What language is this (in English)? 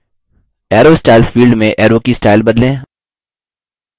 Hindi